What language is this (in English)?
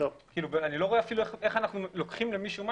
Hebrew